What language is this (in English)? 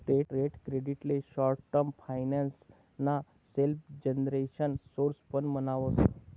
Marathi